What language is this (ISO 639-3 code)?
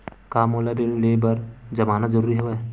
hne